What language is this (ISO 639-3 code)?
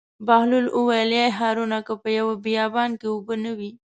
pus